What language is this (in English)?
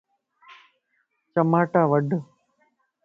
Lasi